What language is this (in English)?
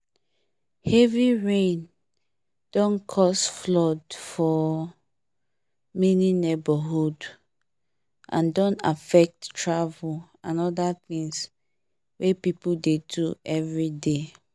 Nigerian Pidgin